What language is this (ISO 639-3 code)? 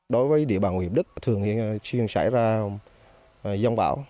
vie